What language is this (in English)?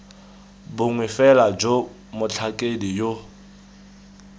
Tswana